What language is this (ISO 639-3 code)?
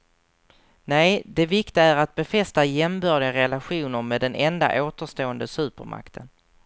swe